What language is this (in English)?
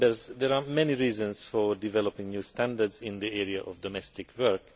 English